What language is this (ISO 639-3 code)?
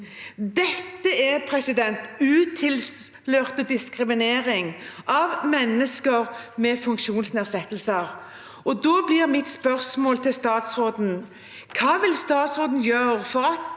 nor